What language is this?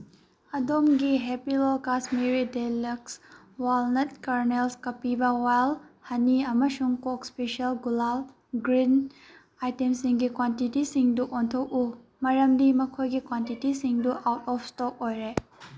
Manipuri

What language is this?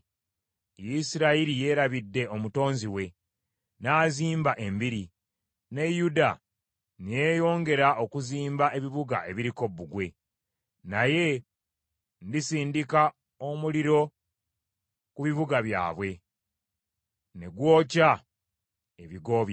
Ganda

